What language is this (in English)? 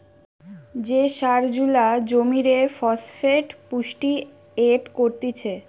Bangla